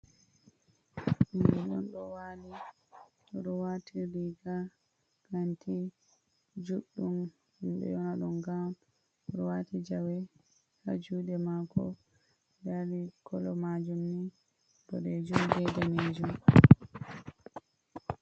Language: Fula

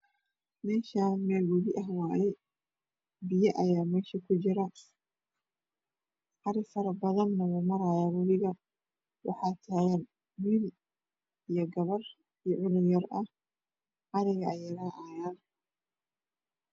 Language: Somali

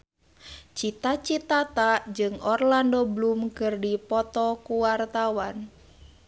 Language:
Sundanese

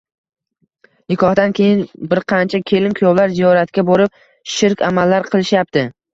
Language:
Uzbek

